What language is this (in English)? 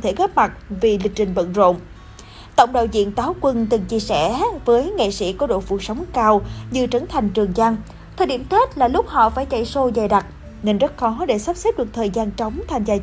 Vietnamese